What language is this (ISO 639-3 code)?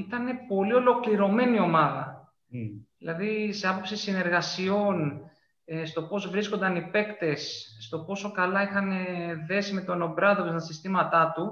ell